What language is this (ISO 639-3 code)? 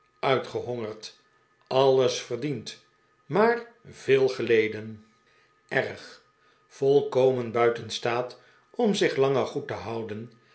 nld